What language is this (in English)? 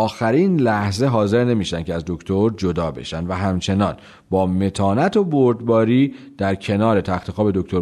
Persian